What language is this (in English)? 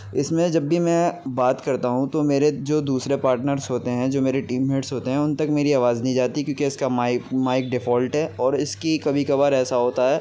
Urdu